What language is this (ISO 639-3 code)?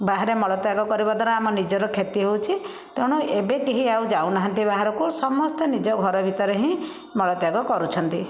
ori